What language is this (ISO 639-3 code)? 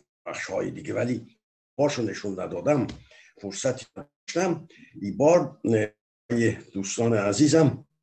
fas